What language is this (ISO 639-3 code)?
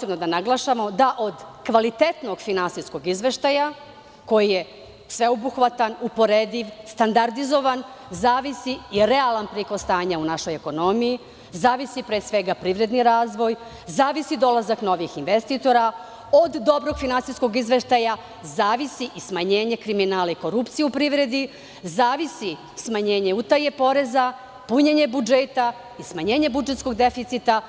srp